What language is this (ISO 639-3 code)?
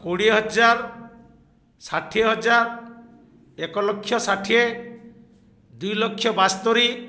ori